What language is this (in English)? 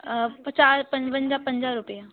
Sindhi